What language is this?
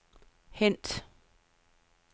Danish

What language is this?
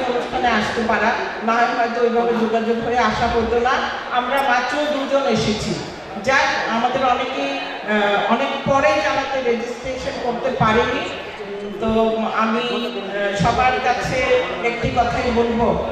Arabic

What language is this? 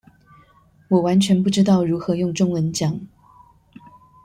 Chinese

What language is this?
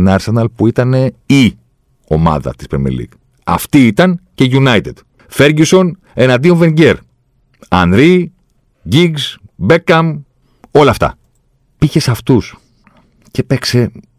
Greek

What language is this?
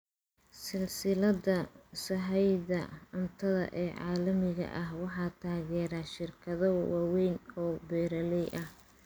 Somali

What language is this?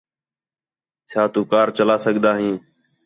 Khetrani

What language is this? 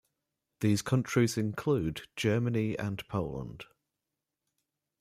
English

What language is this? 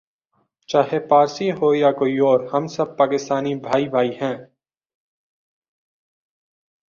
Urdu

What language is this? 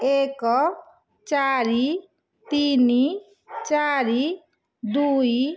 Odia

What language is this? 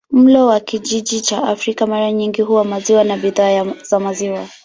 Swahili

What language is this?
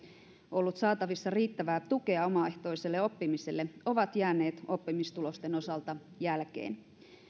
Finnish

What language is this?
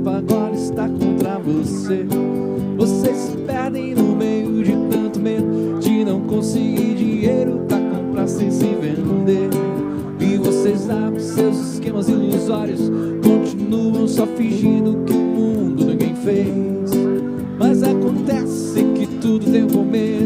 Czech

